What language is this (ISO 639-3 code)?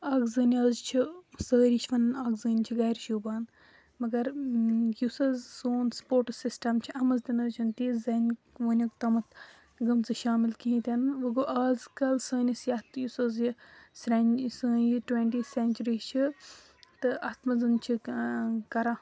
kas